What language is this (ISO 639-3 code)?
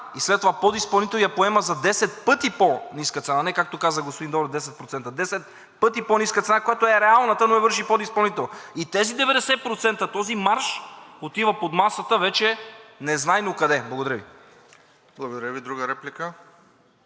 bul